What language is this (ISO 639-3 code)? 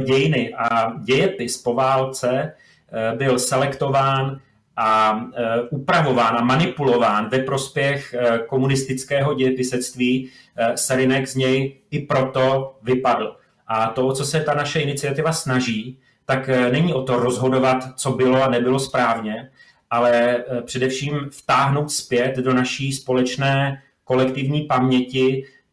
ces